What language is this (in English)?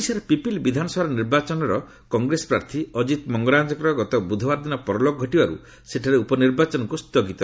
Odia